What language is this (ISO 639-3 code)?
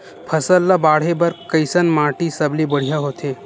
hne